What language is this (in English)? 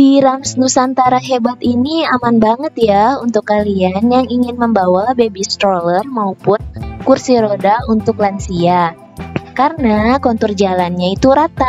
Indonesian